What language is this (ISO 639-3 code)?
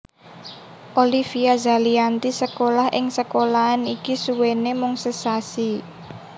jav